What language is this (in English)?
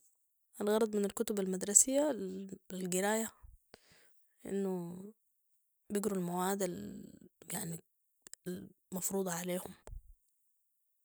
Sudanese Arabic